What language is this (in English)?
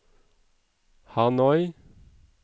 Norwegian